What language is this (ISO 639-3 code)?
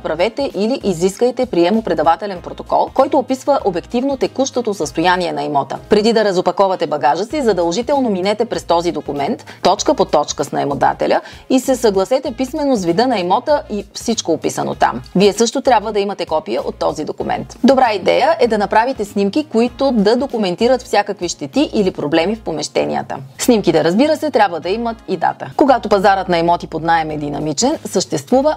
bul